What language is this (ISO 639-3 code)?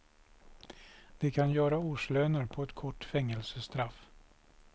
swe